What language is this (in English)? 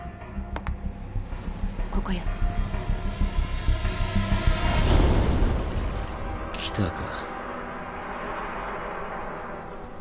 Japanese